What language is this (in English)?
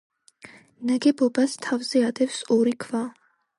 Georgian